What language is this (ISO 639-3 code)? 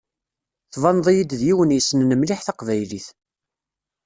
kab